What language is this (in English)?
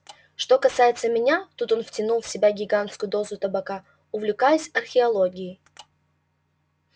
Russian